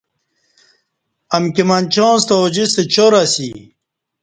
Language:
Kati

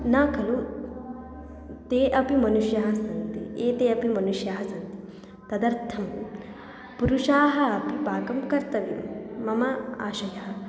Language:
Sanskrit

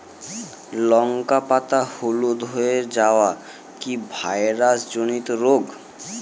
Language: Bangla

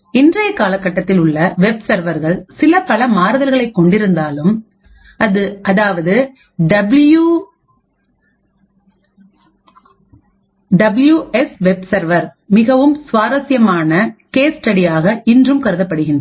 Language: Tamil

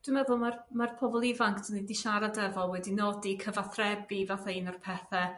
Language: Welsh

